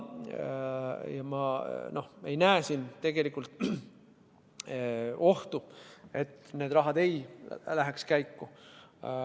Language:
Estonian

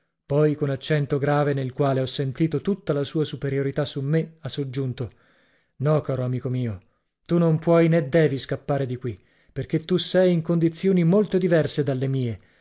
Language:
Italian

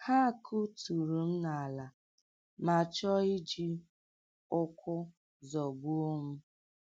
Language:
Igbo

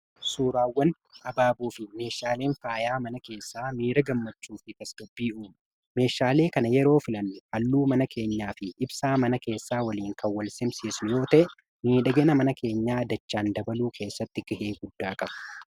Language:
Oromo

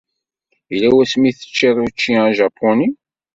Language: Kabyle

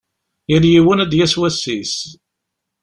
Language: Kabyle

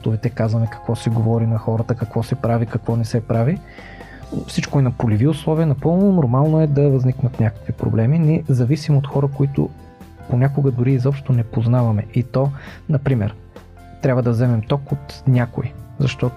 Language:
Bulgarian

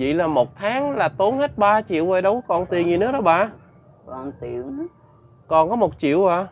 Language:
Vietnamese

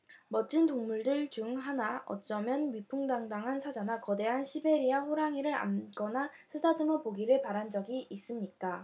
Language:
Korean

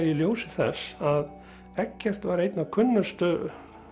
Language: Icelandic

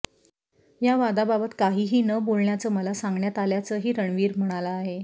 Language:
Marathi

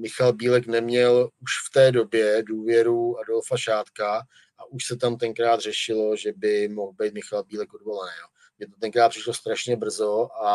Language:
Czech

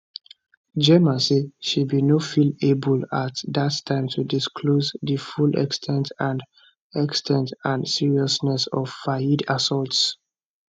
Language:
Nigerian Pidgin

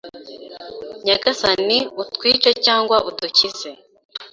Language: Kinyarwanda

